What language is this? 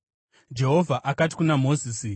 Shona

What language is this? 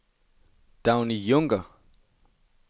Danish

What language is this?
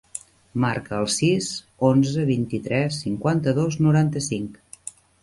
Catalan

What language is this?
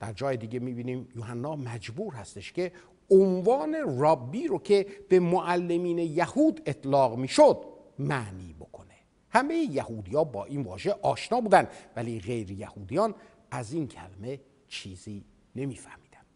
Persian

